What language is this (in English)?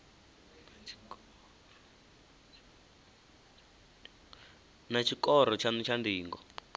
Venda